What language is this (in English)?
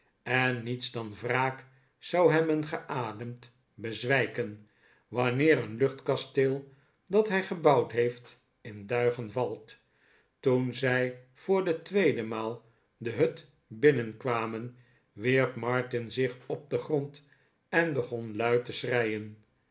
Dutch